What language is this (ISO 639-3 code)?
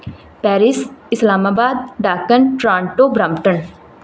pan